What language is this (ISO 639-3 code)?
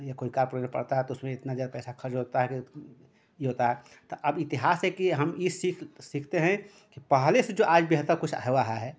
hin